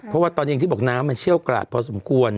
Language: Thai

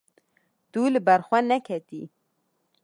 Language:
Kurdish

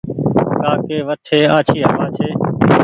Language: Goaria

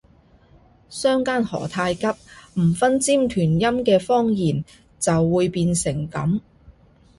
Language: Cantonese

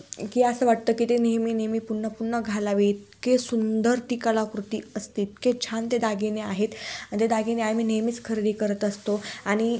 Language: Marathi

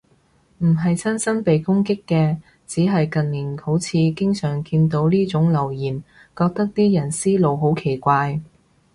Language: Cantonese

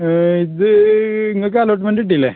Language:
Malayalam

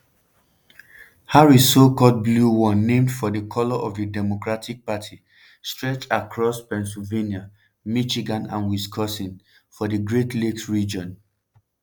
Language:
Nigerian Pidgin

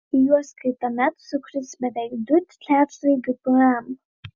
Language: Lithuanian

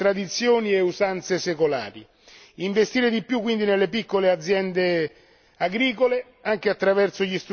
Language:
Italian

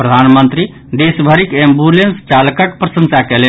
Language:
Maithili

